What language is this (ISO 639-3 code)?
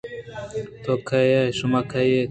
bgp